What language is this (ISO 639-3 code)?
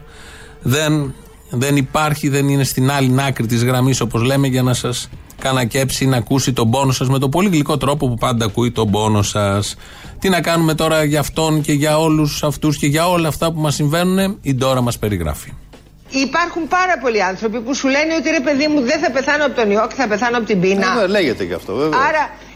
ell